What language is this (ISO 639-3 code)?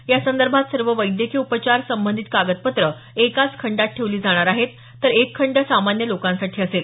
mar